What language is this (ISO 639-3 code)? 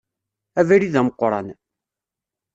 kab